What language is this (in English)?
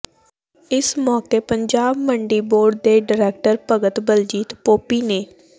Punjabi